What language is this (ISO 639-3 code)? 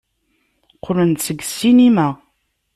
kab